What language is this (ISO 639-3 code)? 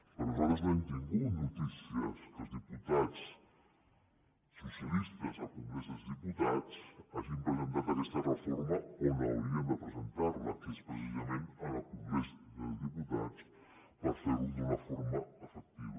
cat